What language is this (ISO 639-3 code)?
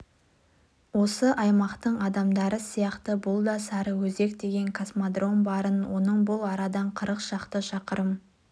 kaz